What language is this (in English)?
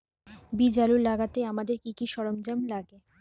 Bangla